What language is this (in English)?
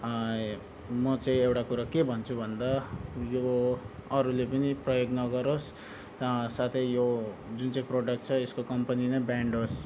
Nepali